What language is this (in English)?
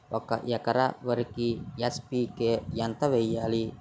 Telugu